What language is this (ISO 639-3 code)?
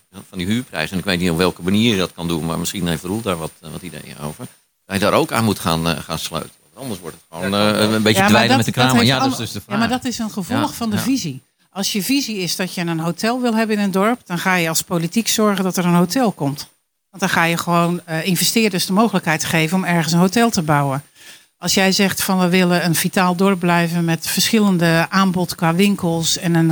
nld